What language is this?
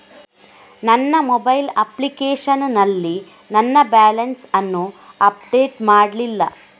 Kannada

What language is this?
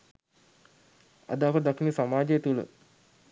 Sinhala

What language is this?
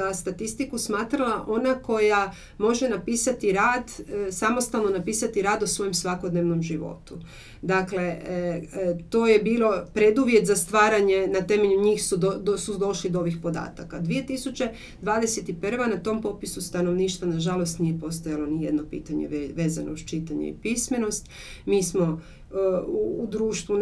Croatian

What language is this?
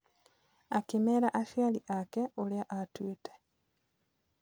Kikuyu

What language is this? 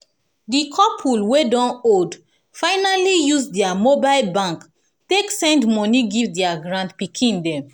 Nigerian Pidgin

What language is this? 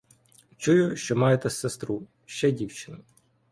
Ukrainian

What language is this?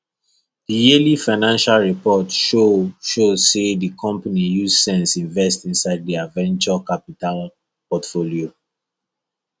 Nigerian Pidgin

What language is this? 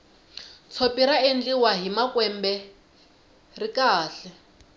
Tsonga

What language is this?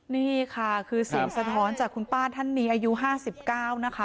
Thai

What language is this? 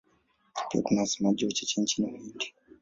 Swahili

